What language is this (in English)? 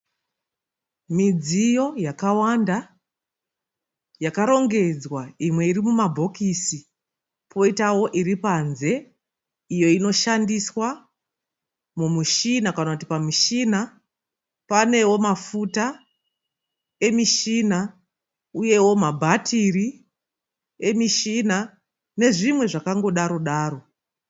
Shona